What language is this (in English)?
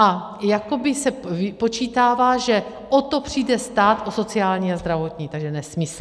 Czech